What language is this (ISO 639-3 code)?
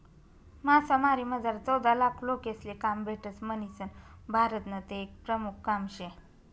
mar